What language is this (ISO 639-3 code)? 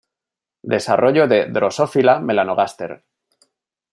spa